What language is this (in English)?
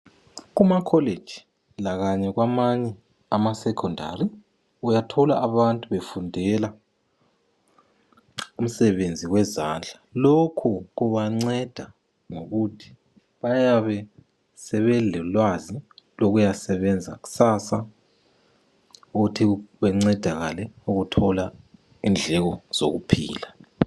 North Ndebele